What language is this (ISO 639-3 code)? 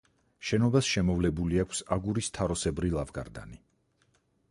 kat